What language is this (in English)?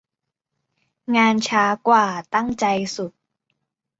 Thai